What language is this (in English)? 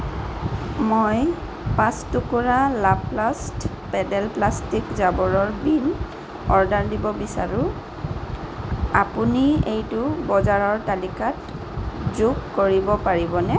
Assamese